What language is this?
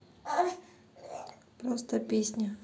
Russian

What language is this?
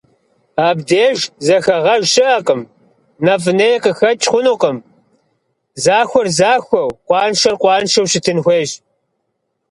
Kabardian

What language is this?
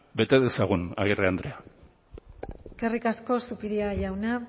Basque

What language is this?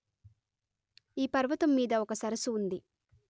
Telugu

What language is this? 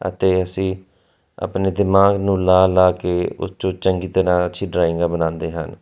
Punjabi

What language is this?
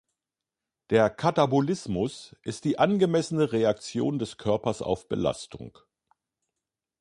German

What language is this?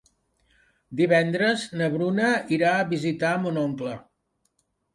Catalan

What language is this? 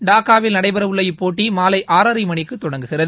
Tamil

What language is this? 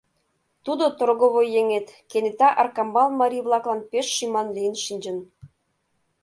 Mari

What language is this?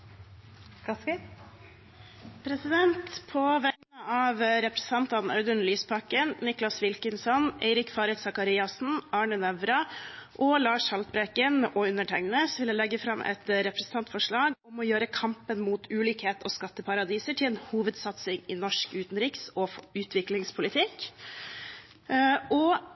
Norwegian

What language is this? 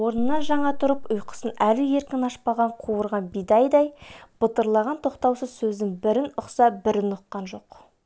Kazakh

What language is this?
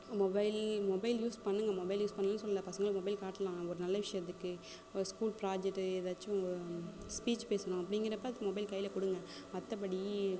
Tamil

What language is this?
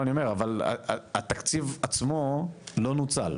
Hebrew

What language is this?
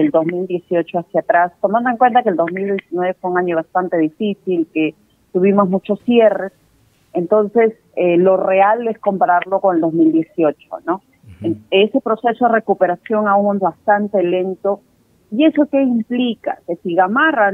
Spanish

